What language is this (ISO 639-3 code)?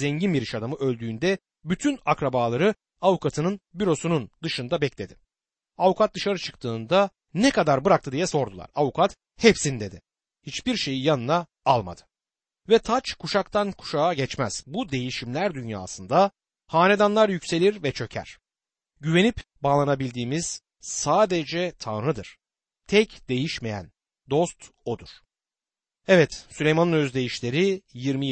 tur